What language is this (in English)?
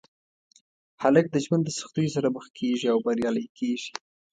Pashto